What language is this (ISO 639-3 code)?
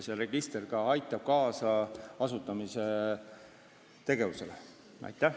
est